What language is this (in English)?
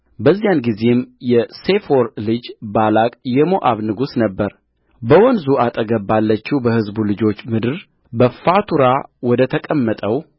Amharic